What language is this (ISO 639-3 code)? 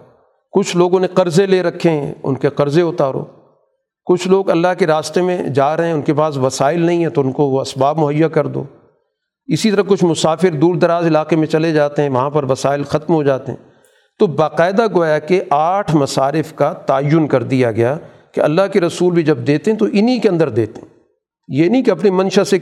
urd